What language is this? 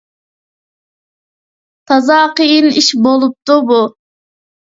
Uyghur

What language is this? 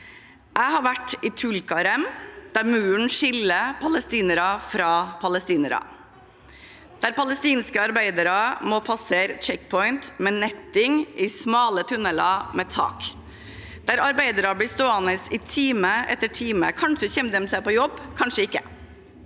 Norwegian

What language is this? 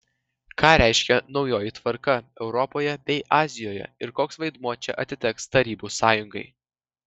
Lithuanian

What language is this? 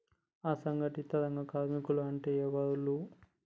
Telugu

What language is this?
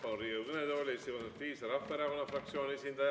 Estonian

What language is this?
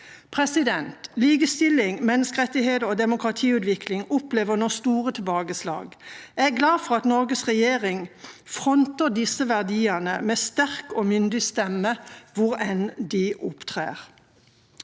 Norwegian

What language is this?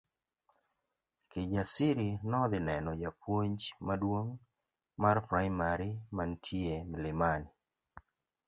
Luo (Kenya and Tanzania)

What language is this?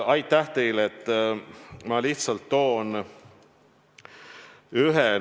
Estonian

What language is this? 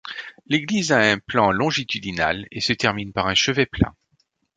French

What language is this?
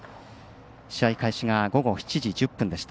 Japanese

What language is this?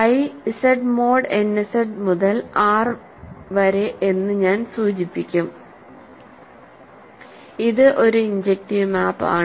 Malayalam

